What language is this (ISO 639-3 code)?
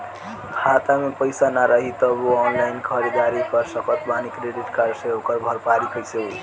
bho